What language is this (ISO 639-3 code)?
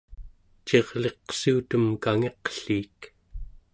esu